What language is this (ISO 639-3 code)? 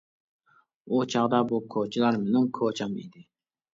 uig